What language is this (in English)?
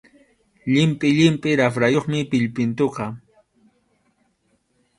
Arequipa-La Unión Quechua